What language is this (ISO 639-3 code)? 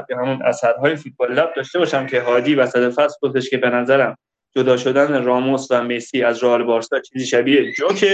fas